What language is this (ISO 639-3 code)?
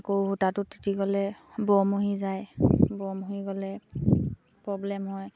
asm